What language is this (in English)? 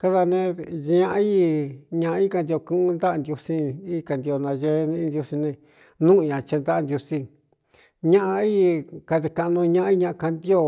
Cuyamecalco Mixtec